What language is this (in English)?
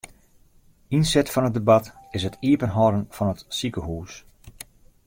Western Frisian